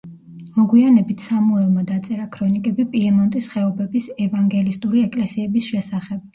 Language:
Georgian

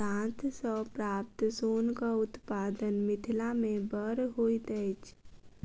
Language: Maithili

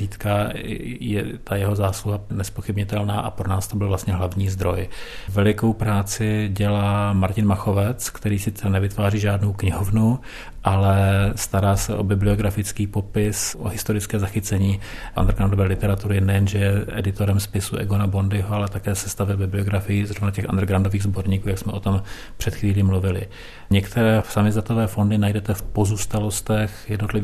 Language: Czech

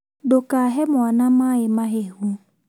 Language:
Kikuyu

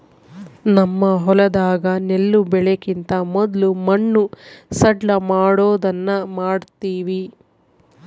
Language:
Kannada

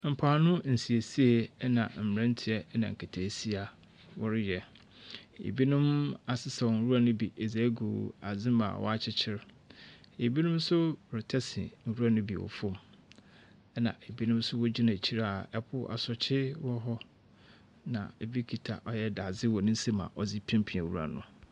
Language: Akan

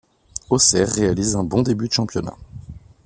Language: French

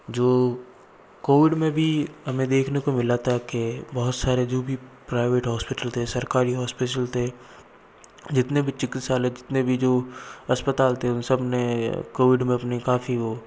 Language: Hindi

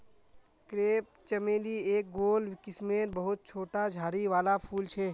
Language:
Magahi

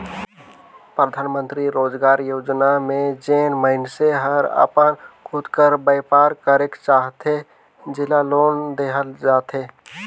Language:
Chhattisgarhi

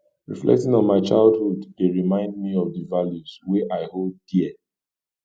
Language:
Nigerian Pidgin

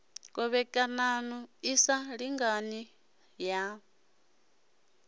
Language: Venda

